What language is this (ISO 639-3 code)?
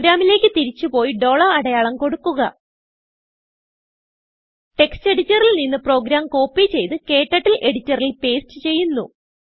mal